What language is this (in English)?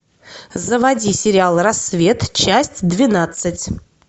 Russian